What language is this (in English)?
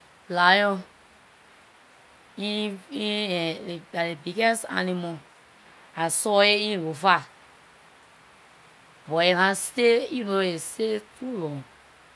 Liberian English